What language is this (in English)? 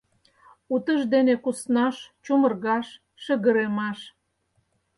Mari